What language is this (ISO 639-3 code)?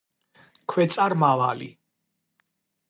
kat